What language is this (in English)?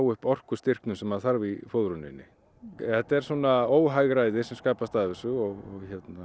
Icelandic